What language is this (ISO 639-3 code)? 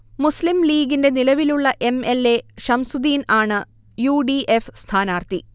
mal